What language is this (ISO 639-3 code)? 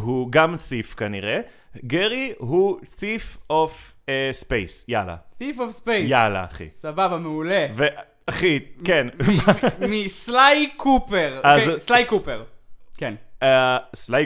heb